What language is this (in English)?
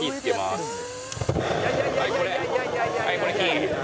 Japanese